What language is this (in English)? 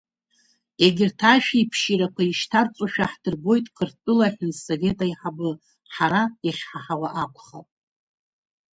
Abkhazian